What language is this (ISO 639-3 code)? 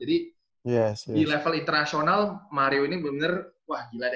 ind